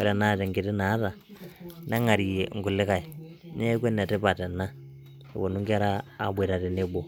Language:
Masai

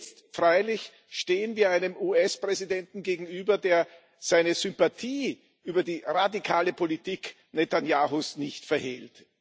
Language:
German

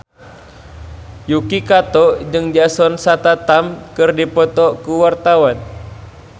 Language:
Sundanese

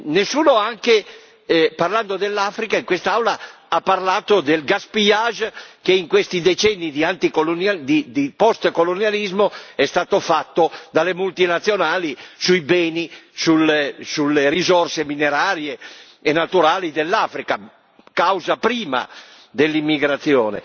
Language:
Italian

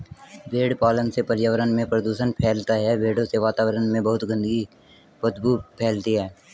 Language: Hindi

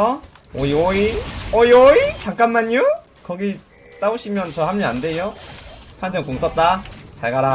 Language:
Korean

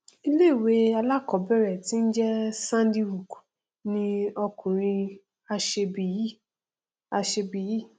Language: Yoruba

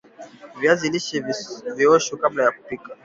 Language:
Swahili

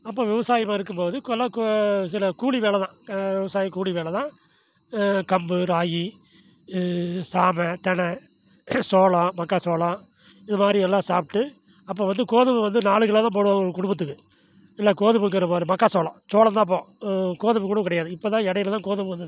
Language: Tamil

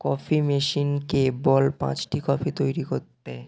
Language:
Bangla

